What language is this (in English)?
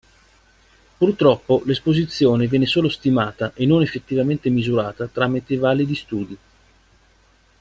Italian